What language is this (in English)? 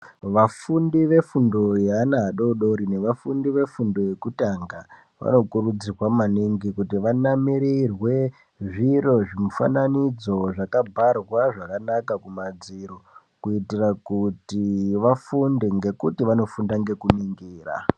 Ndau